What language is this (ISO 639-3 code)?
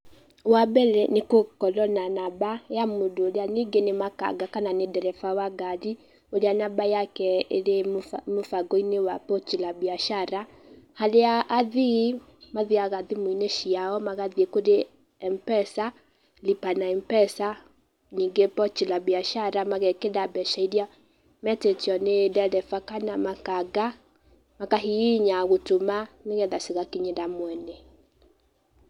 kik